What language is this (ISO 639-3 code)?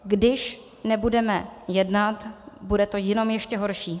ces